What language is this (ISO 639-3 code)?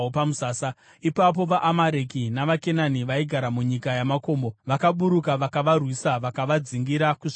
sna